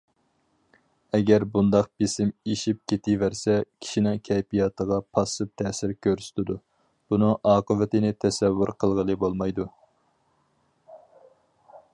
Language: Uyghur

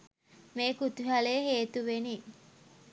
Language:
Sinhala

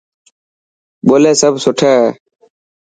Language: Dhatki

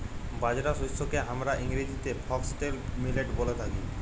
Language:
Bangla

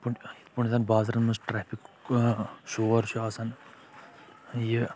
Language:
Kashmiri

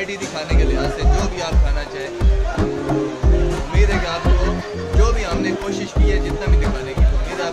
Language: Spanish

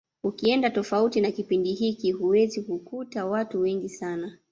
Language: Swahili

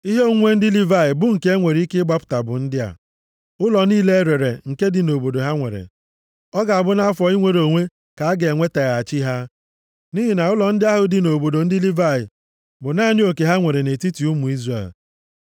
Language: Igbo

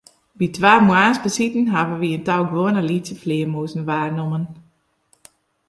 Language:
Western Frisian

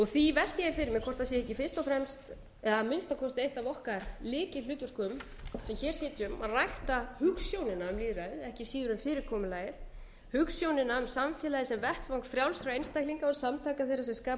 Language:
Icelandic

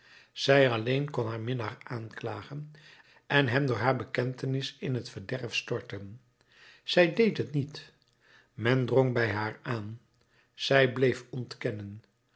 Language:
Dutch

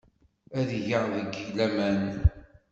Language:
Kabyle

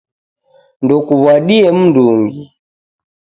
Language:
Taita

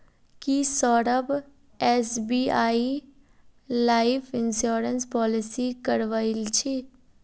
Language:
Magahi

